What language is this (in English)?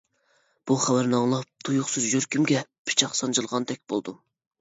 Uyghur